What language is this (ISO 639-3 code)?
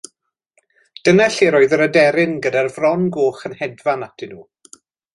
cym